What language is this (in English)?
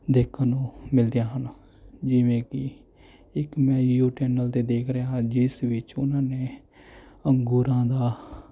Punjabi